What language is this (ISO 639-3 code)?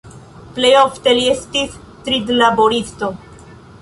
epo